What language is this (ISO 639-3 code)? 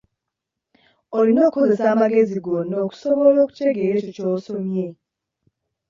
lug